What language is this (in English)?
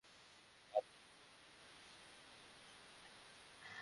Bangla